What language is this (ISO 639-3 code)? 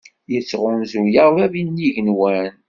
kab